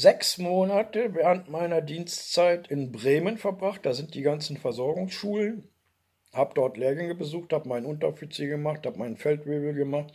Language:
German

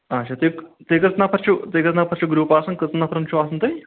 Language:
Kashmiri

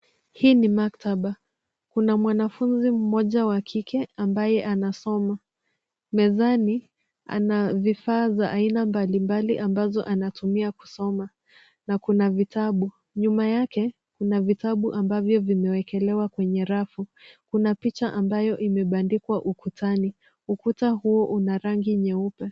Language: Swahili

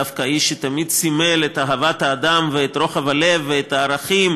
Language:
Hebrew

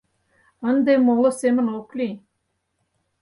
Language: Mari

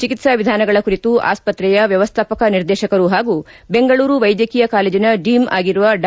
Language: Kannada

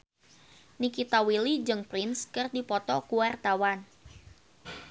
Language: Sundanese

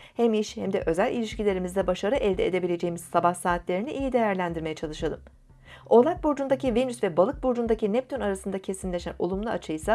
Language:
Turkish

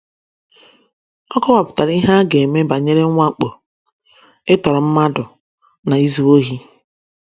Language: Igbo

